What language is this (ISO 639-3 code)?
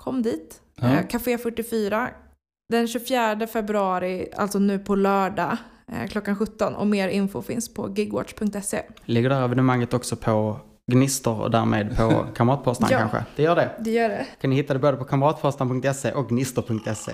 swe